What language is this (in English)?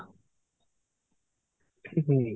Odia